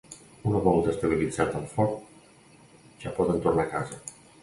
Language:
Catalan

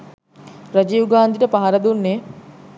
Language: Sinhala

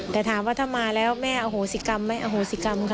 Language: Thai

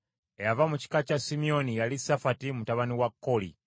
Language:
Ganda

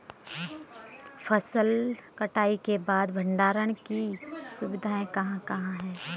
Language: Hindi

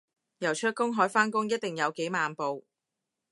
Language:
Cantonese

